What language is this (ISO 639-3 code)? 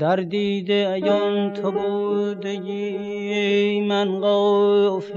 fas